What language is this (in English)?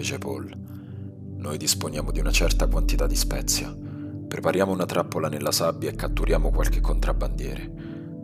Italian